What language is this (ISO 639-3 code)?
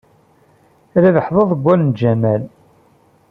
kab